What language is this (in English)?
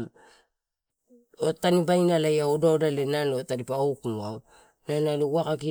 Torau